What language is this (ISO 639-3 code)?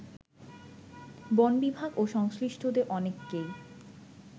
ben